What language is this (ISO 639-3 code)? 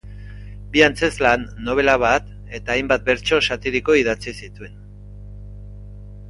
eus